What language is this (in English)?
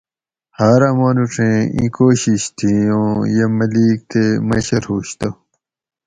Gawri